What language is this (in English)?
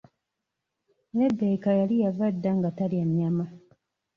Ganda